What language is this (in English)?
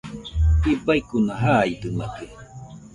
Nüpode Huitoto